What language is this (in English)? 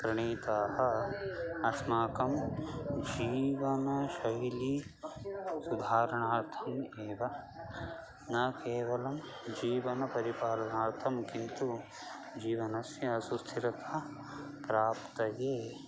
Sanskrit